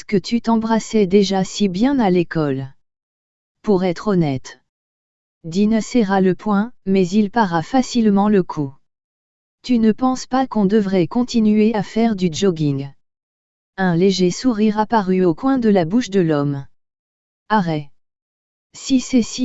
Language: French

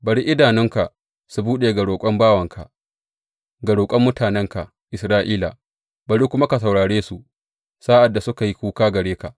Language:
Hausa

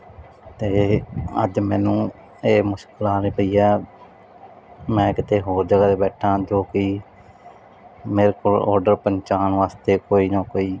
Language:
Punjabi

